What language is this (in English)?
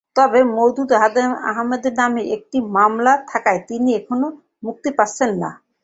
Bangla